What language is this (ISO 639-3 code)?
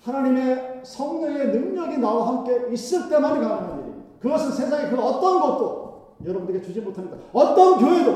kor